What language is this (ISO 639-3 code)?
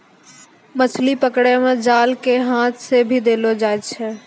mai